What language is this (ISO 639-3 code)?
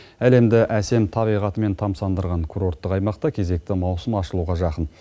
kaz